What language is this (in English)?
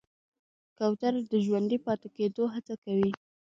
Pashto